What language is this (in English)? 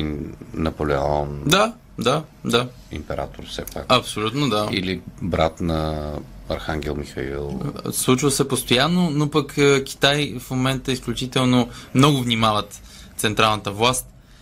Bulgarian